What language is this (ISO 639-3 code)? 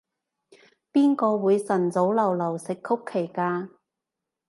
yue